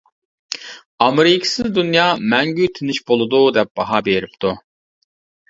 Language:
Uyghur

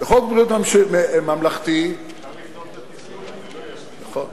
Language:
Hebrew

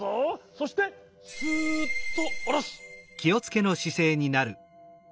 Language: Japanese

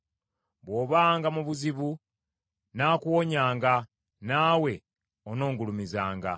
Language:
Ganda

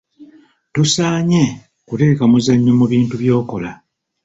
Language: Ganda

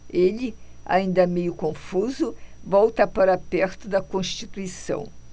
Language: Portuguese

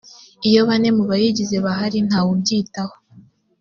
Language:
Kinyarwanda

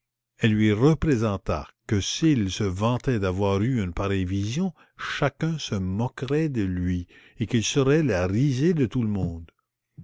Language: French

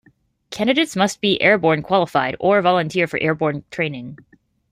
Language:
English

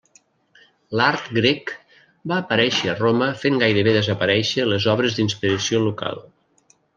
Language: Catalan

